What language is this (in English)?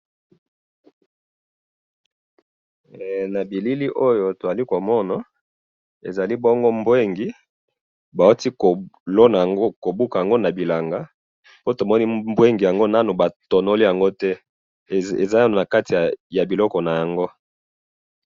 Lingala